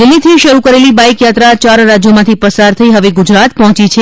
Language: Gujarati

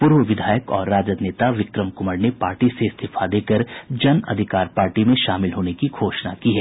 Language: Hindi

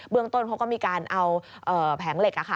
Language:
Thai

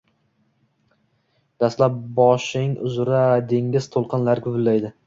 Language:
Uzbek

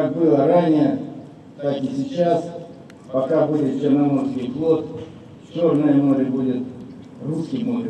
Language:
Russian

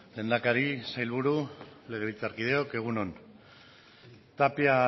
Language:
Basque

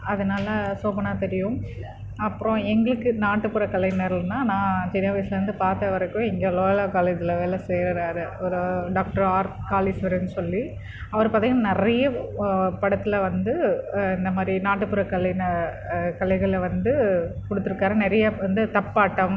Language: Tamil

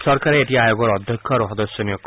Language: Assamese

